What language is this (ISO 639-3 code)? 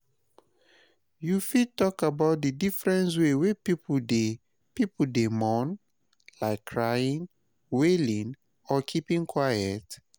pcm